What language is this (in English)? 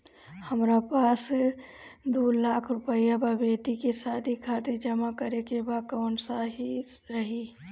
Bhojpuri